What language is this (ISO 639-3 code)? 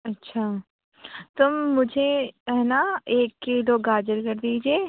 urd